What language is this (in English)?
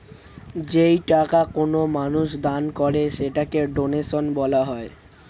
Bangla